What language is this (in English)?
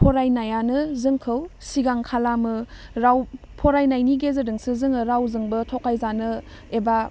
Bodo